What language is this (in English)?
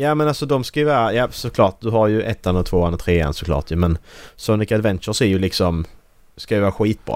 Swedish